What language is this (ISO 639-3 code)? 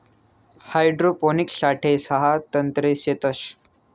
mar